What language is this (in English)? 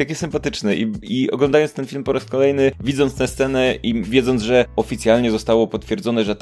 Polish